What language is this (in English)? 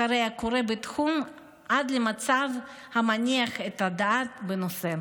Hebrew